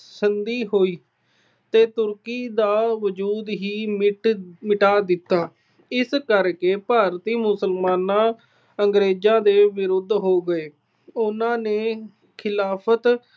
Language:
Punjabi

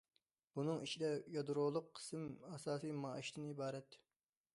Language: Uyghur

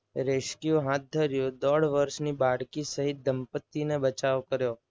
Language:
Gujarati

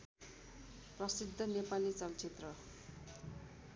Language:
Nepali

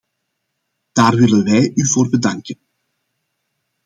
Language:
Dutch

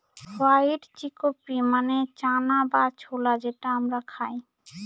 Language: Bangla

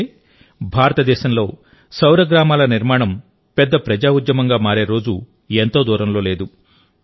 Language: Telugu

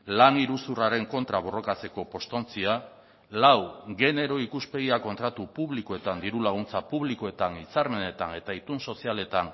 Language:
Basque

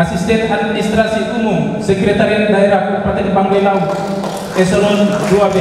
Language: Indonesian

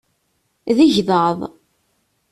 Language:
Kabyle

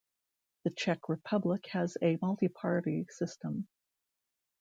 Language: English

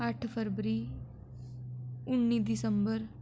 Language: Dogri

